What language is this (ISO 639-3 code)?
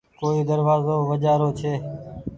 gig